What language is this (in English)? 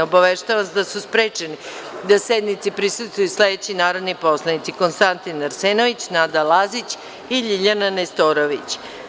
Serbian